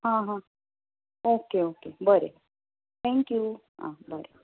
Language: Konkani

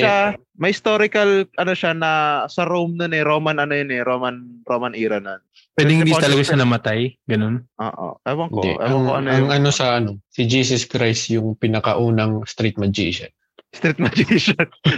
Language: Filipino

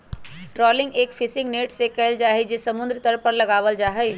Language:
Magahi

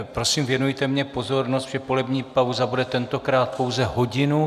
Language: Czech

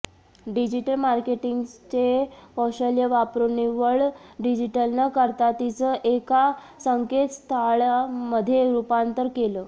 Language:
Marathi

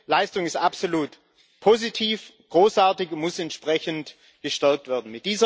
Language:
German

